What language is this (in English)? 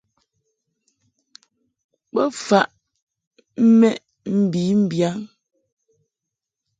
Mungaka